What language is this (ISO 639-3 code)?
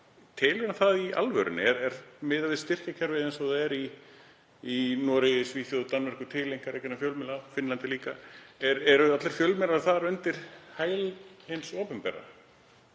isl